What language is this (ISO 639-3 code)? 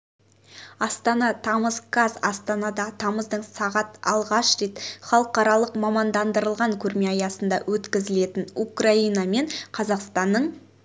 kaz